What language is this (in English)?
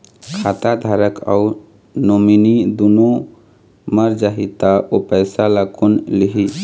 Chhattisgarhi